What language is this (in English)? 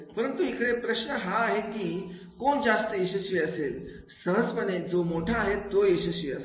Marathi